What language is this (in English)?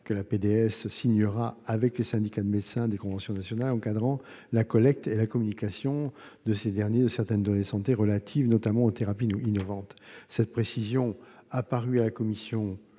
French